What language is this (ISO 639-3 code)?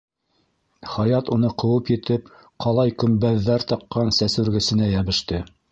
bak